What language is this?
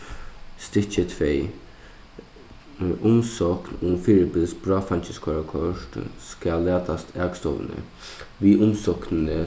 Faroese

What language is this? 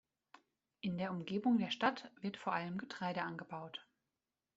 German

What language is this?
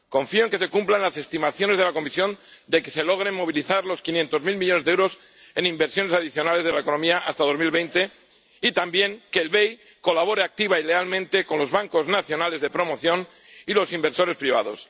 Spanish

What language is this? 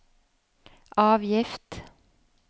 Norwegian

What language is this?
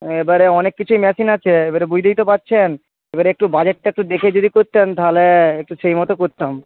Bangla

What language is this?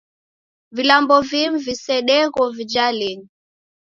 Taita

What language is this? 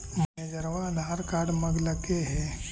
Magahi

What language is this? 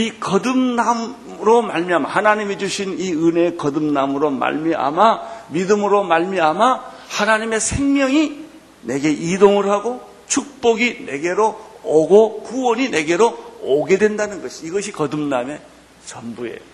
Korean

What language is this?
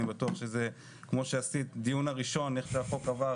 Hebrew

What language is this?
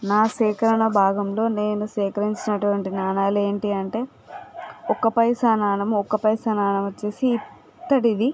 Telugu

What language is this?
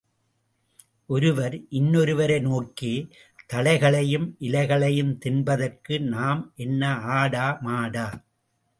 Tamil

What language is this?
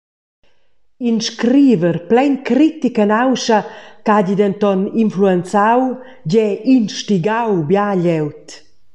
Romansh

